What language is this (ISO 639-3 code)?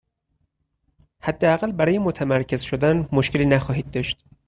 fas